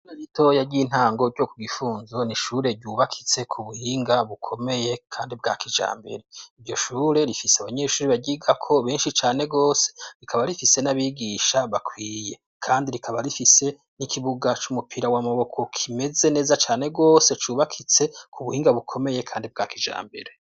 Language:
Rundi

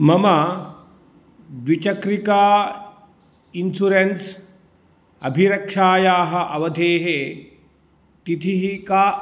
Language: Sanskrit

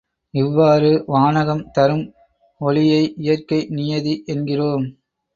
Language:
Tamil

